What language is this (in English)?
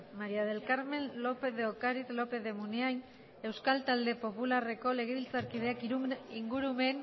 Basque